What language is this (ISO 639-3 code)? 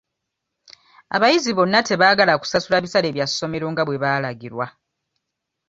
lug